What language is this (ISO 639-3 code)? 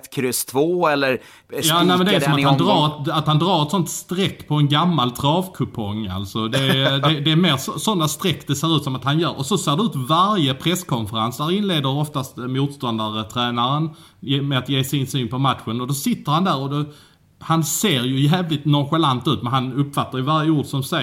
swe